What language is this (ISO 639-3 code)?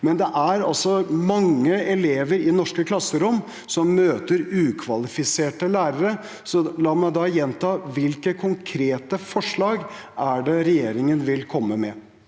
nor